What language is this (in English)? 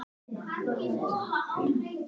Icelandic